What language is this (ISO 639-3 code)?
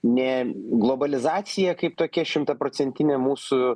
lit